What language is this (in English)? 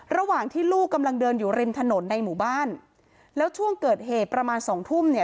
Thai